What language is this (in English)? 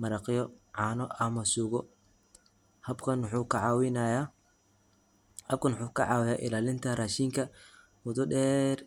Somali